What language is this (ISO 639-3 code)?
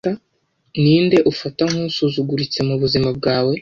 kin